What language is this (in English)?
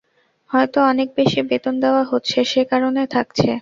Bangla